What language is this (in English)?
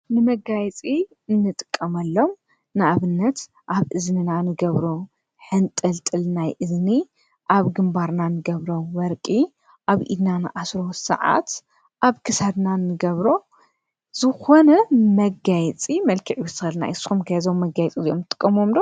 Tigrinya